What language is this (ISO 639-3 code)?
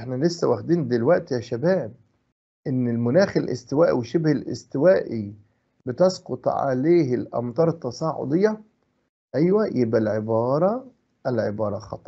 ara